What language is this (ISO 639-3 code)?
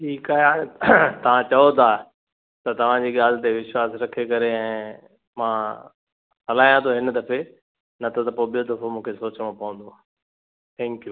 snd